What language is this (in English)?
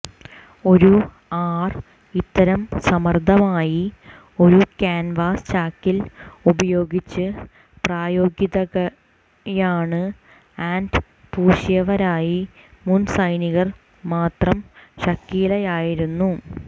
Malayalam